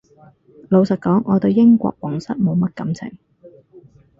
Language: Cantonese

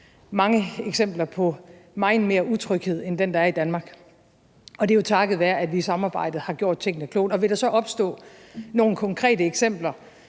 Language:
Danish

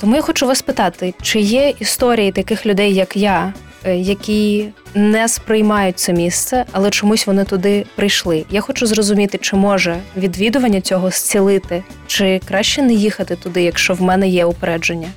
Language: Ukrainian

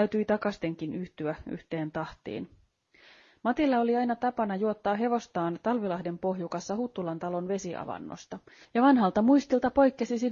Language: Finnish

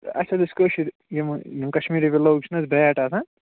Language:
Kashmiri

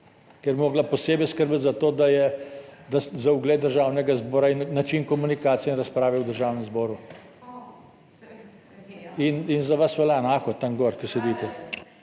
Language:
Slovenian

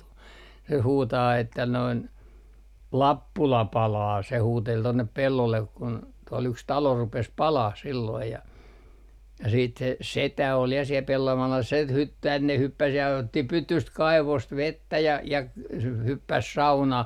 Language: Finnish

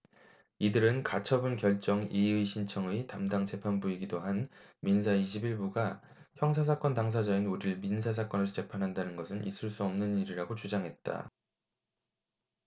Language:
Korean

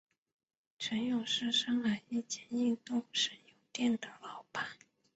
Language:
Chinese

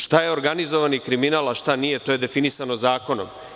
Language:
Serbian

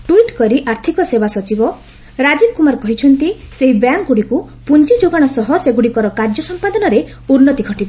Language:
Odia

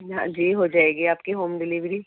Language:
Urdu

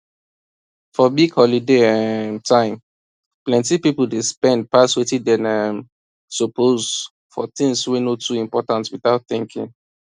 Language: Nigerian Pidgin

